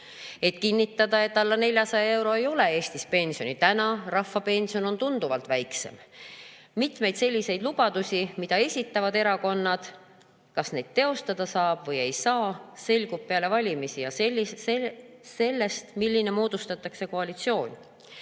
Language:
Estonian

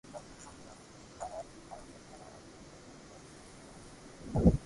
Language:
Loarki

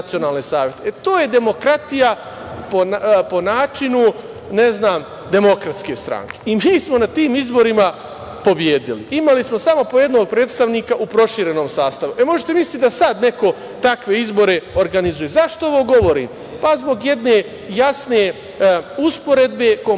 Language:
Serbian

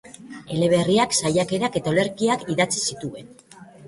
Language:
Basque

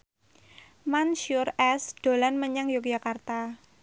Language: Javanese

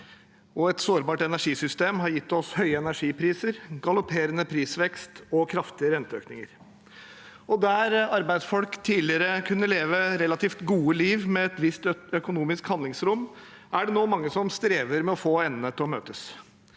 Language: Norwegian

